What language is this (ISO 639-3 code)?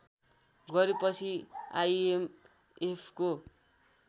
nep